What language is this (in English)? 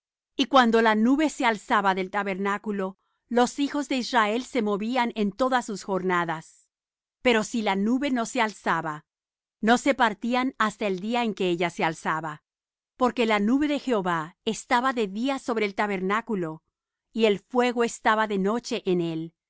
Spanish